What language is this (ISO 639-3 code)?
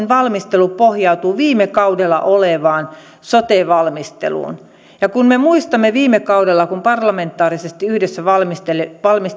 fin